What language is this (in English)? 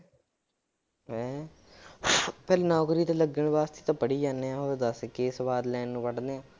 Punjabi